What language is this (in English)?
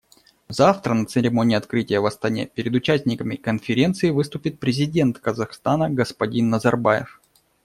Russian